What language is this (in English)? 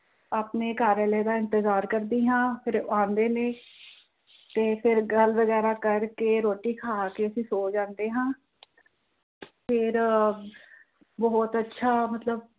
Punjabi